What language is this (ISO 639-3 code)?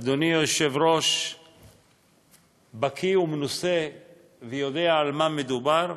heb